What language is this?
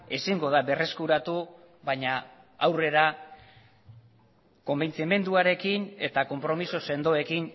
Basque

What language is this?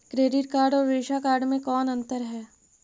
Magahi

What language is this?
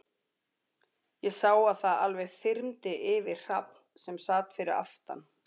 Icelandic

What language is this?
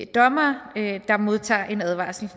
Danish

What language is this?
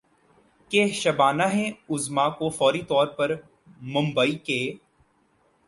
Urdu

